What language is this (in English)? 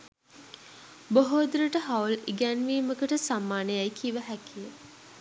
Sinhala